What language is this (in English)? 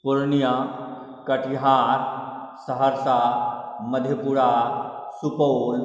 Maithili